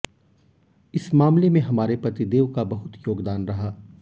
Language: Hindi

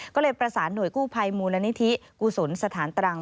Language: Thai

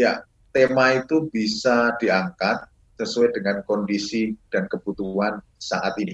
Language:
Indonesian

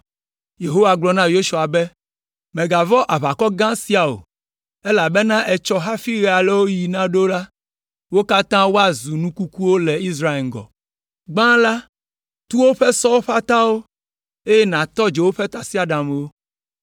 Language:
Ewe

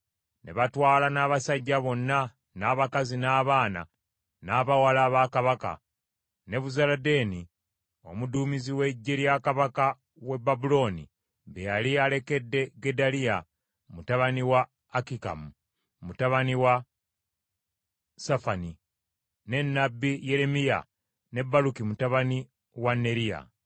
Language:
Ganda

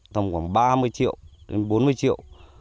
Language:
Vietnamese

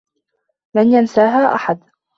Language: Arabic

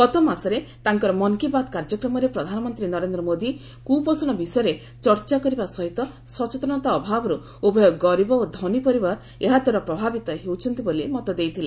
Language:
Odia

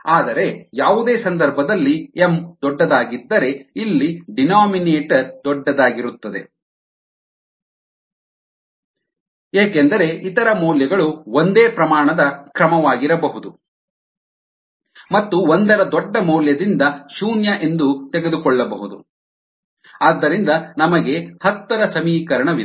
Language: Kannada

